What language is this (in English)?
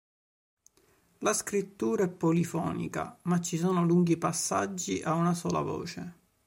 Italian